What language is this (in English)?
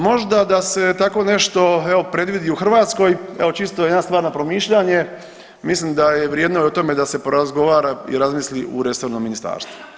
Croatian